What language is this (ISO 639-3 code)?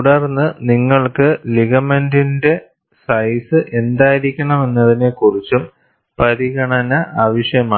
mal